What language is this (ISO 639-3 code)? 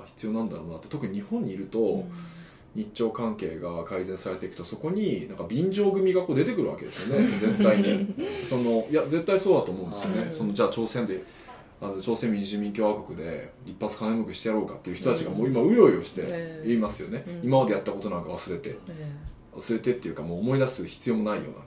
jpn